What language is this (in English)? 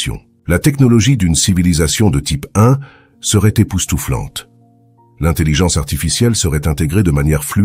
French